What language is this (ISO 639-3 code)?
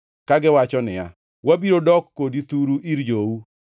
luo